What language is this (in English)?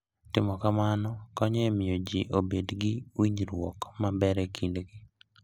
Luo (Kenya and Tanzania)